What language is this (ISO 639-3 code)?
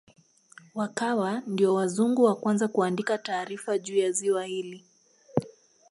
swa